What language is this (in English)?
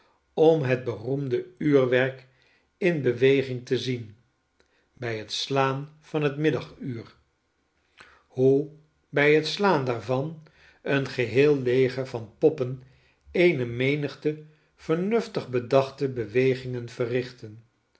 Dutch